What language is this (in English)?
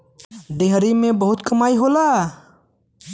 Bhojpuri